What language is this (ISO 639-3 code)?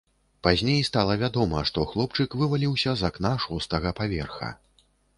bel